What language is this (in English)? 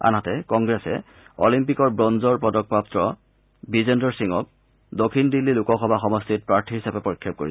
Assamese